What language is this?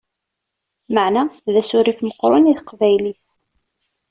Kabyle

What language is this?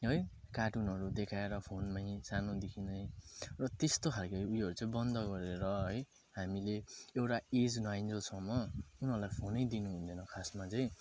Nepali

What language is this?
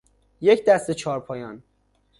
Persian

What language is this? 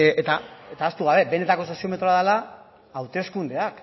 Basque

